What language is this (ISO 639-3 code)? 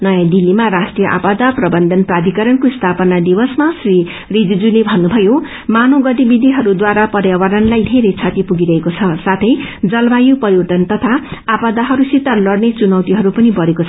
nep